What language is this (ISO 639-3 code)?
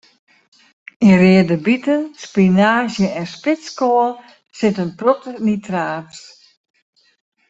fry